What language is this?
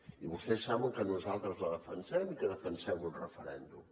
Catalan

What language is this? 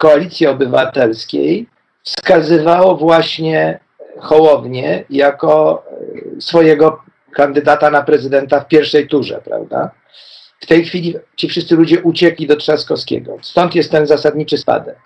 Polish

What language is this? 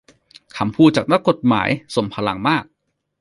Thai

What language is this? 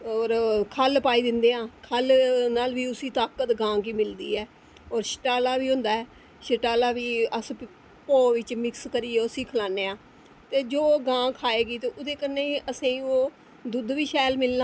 Dogri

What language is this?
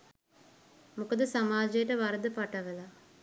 Sinhala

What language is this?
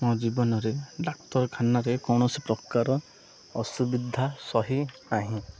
Odia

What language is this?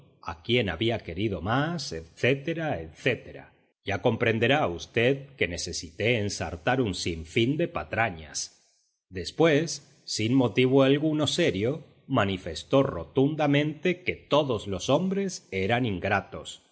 Spanish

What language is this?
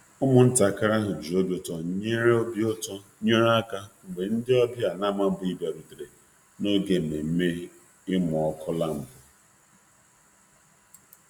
Igbo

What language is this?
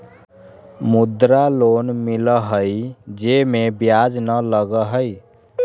Magahi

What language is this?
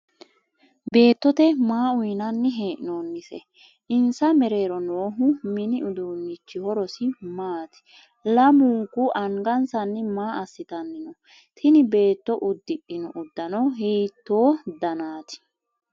Sidamo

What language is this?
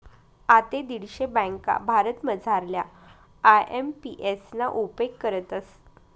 Marathi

